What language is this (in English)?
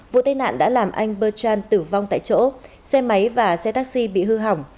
Vietnamese